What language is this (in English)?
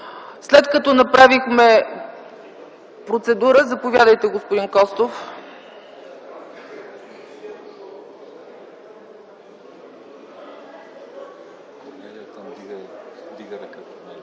Bulgarian